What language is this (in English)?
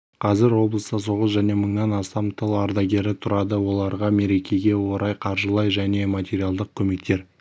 Kazakh